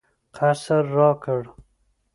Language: Pashto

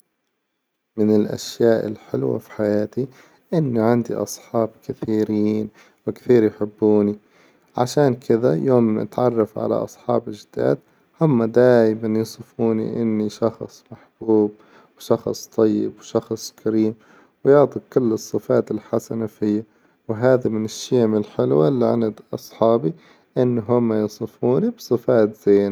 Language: Hijazi Arabic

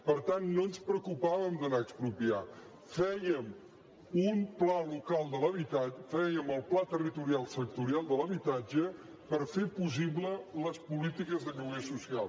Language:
Catalan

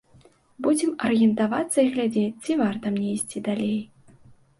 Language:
Belarusian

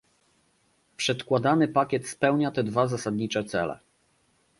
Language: Polish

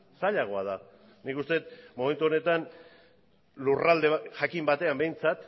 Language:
Basque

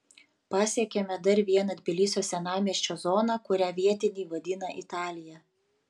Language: Lithuanian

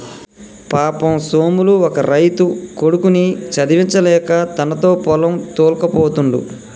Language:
Telugu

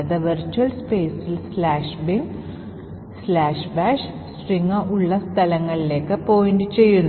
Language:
Malayalam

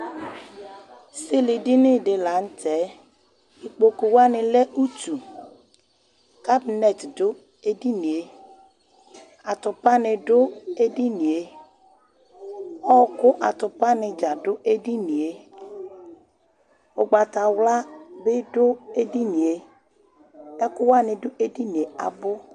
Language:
Ikposo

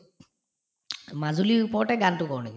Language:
Assamese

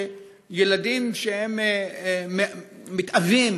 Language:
Hebrew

